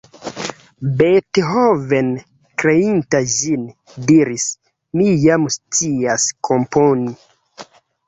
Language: Esperanto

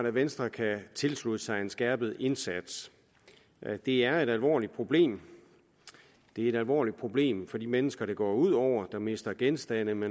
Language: Danish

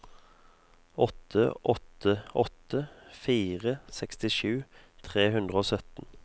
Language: Norwegian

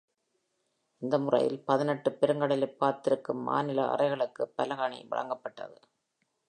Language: Tamil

